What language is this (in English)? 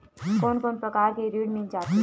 Chhattisgarhi